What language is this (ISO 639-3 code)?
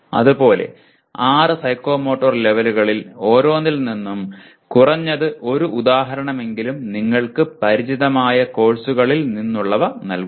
mal